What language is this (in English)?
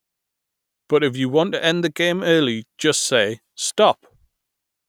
English